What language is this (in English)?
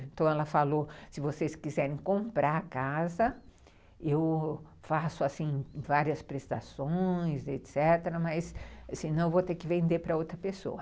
Portuguese